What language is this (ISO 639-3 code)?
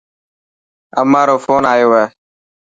mki